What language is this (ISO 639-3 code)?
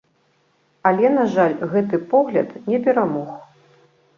bel